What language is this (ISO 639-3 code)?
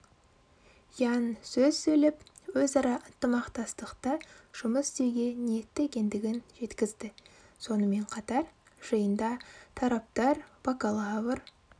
kaz